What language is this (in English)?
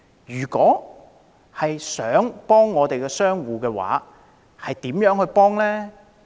Cantonese